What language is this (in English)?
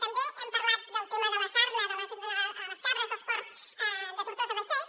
Catalan